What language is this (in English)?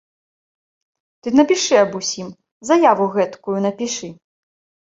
Belarusian